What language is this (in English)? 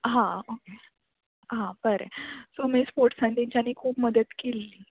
Konkani